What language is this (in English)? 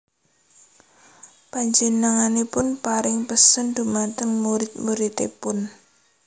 Javanese